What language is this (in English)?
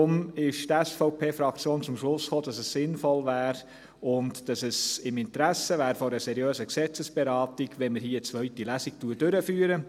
Swiss German